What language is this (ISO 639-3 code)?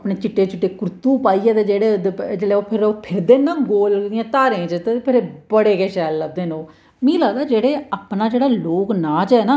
doi